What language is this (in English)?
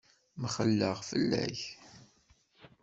Kabyle